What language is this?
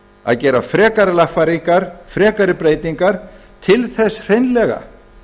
Icelandic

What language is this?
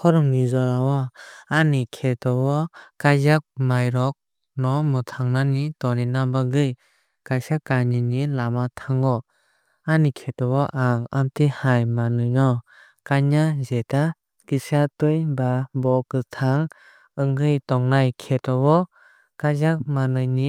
Kok Borok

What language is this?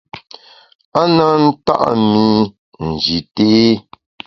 Bamun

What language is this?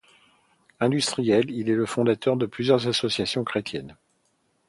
French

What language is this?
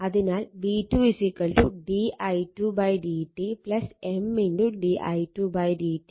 Malayalam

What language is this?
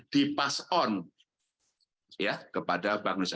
Indonesian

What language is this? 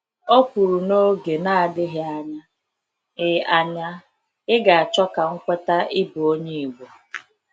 Igbo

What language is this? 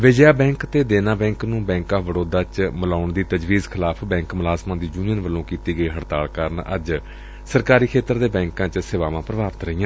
Punjabi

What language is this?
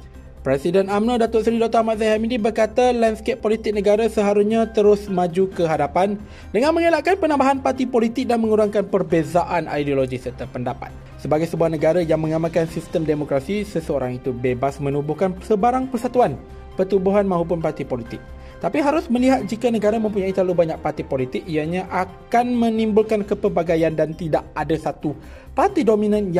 Malay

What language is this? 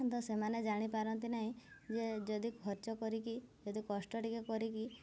Odia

